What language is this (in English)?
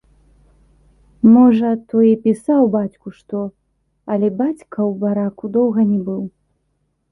Belarusian